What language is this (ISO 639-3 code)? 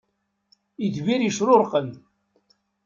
kab